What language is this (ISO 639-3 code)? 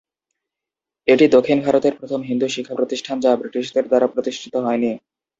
ben